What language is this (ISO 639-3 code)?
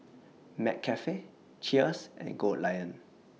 eng